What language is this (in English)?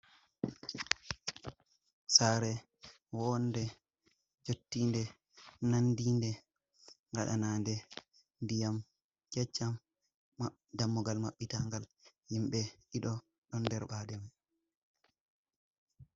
Fula